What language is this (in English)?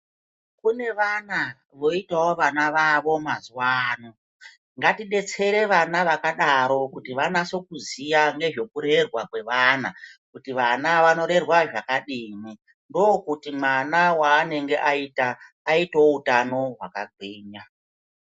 Ndau